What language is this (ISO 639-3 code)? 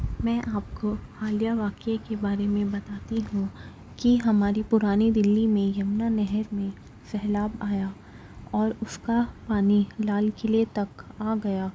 urd